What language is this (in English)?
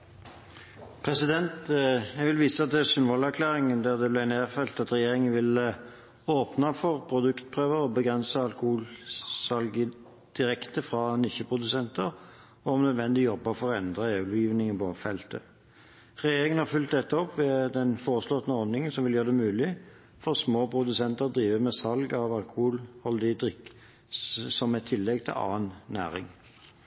Norwegian